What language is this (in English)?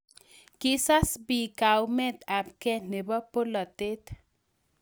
Kalenjin